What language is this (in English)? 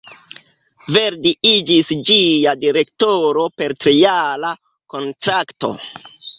Esperanto